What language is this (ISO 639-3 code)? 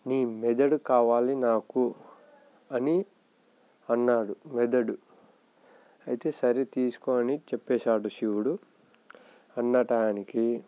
tel